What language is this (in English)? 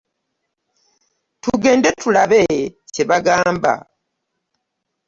Ganda